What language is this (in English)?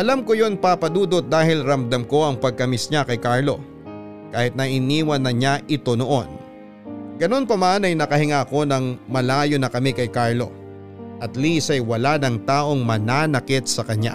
Filipino